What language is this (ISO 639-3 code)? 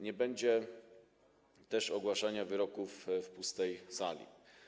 pol